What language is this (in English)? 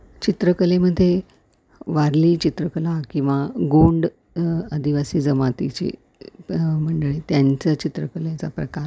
Marathi